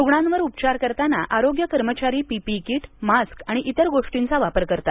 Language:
Marathi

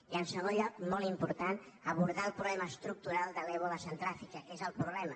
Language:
Catalan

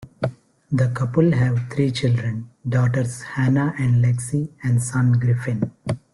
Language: English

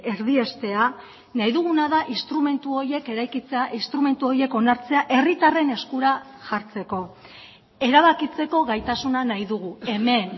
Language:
Basque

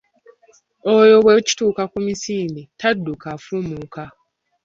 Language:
Ganda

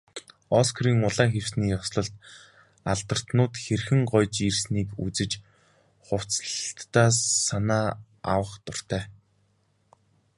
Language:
Mongolian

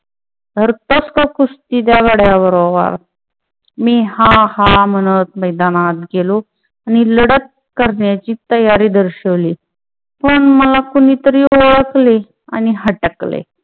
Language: Marathi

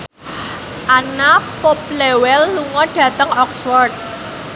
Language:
Javanese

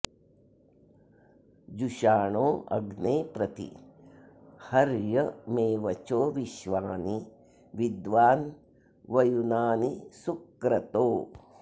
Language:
Sanskrit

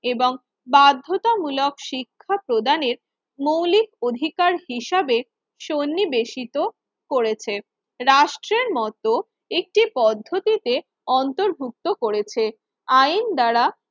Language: Bangla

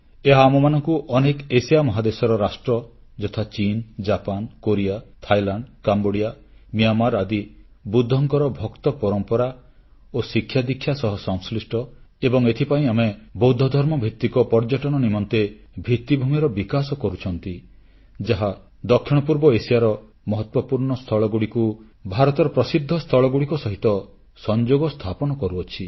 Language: Odia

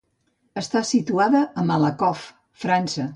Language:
Catalan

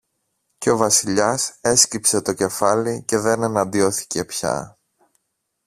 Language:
Greek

